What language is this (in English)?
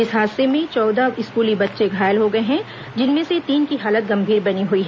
Hindi